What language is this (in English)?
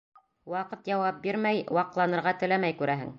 Bashkir